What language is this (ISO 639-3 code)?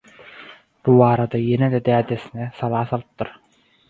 tuk